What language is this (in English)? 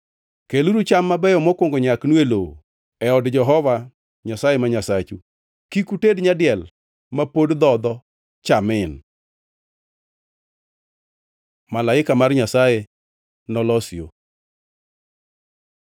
Luo (Kenya and Tanzania)